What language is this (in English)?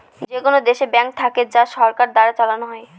Bangla